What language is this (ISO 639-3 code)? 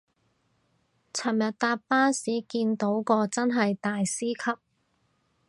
yue